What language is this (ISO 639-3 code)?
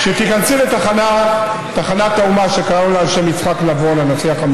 heb